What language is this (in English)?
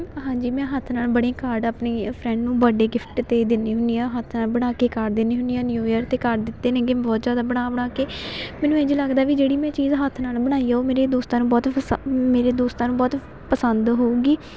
Punjabi